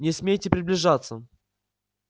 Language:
Russian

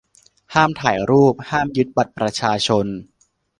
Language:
Thai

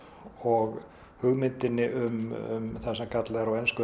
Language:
Icelandic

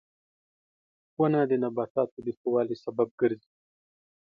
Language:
Pashto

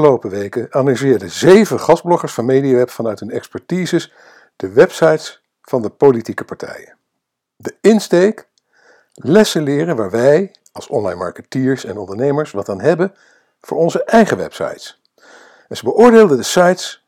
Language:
Dutch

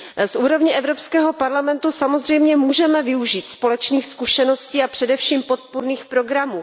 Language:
Czech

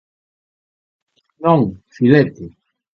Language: Galician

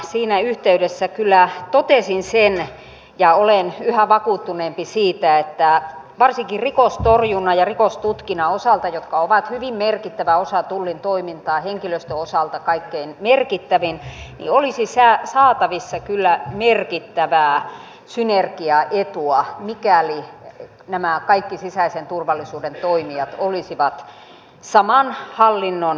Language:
Finnish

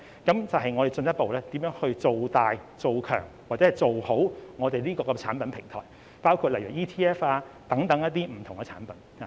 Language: Cantonese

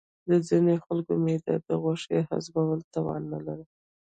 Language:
Pashto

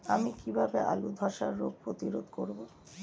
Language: Bangla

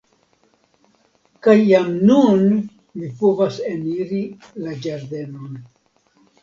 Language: Esperanto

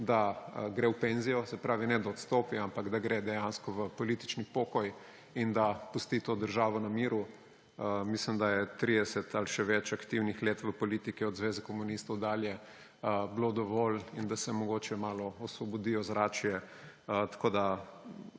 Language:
Slovenian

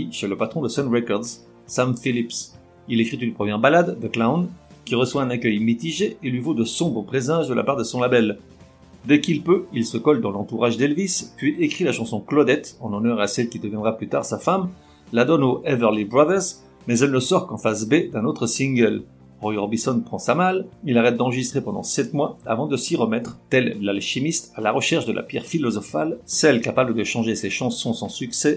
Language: French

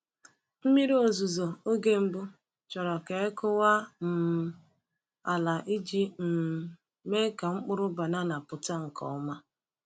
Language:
Igbo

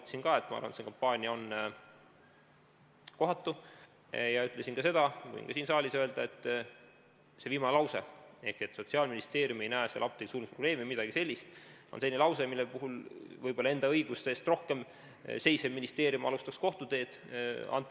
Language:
Estonian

